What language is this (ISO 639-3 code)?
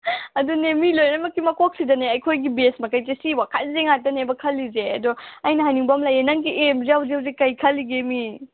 mni